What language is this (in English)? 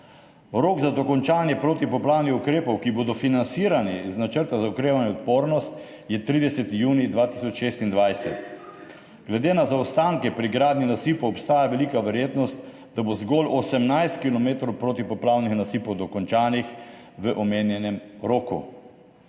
Slovenian